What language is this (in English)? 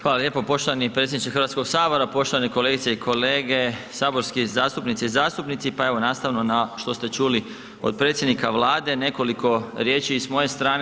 Croatian